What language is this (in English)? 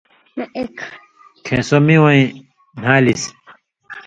Indus Kohistani